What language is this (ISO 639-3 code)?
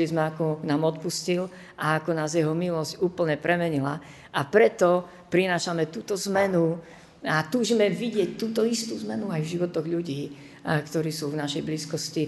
slk